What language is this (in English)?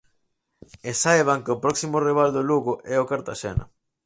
Galician